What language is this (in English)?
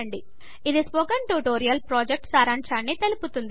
Telugu